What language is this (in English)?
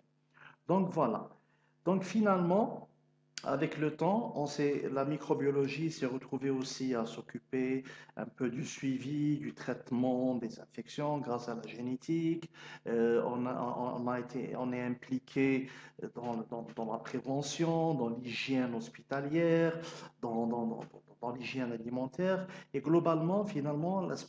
French